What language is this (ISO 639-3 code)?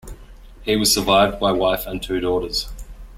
eng